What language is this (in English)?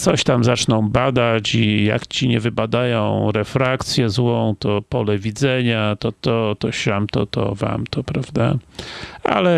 Polish